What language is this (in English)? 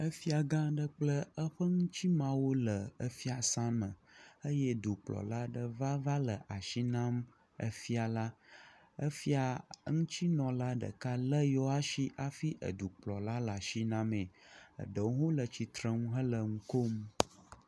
Ewe